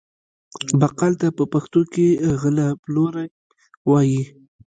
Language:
Pashto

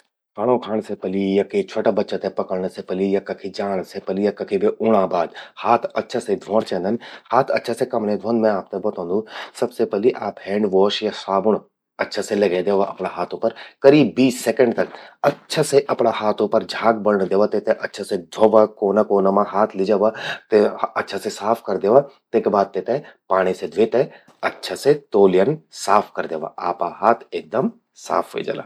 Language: Garhwali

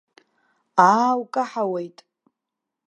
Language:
Abkhazian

